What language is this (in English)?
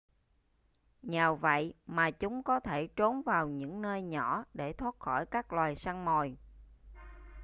Vietnamese